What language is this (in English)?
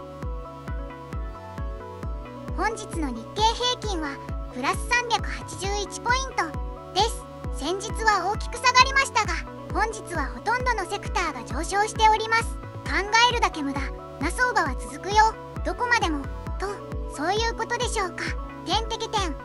Japanese